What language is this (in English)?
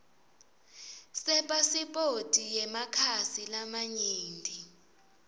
Swati